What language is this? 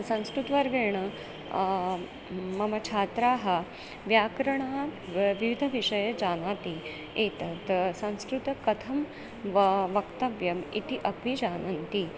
Sanskrit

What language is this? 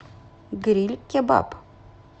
Russian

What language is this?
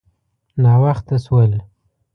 Pashto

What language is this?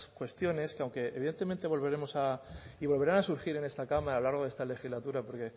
Spanish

